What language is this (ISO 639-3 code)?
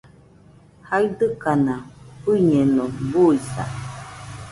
hux